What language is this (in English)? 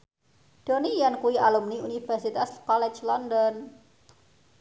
Javanese